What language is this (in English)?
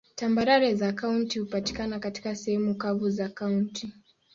Swahili